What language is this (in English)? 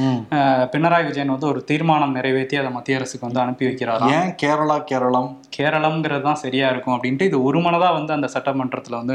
Tamil